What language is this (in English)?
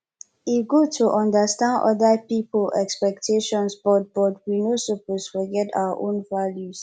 Nigerian Pidgin